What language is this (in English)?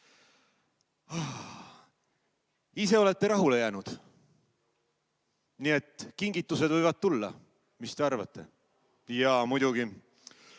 Estonian